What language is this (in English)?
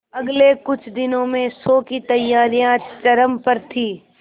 Hindi